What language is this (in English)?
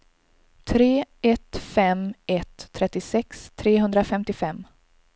Swedish